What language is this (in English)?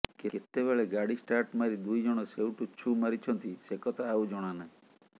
Odia